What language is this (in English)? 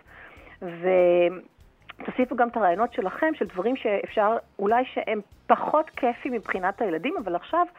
Hebrew